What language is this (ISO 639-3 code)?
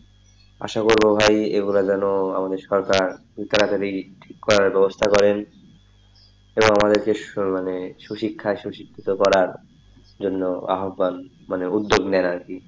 ben